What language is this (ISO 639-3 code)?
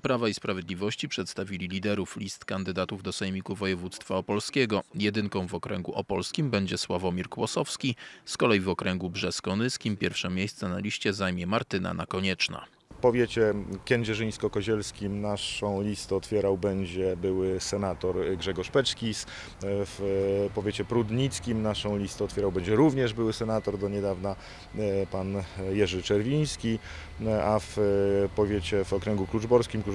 pol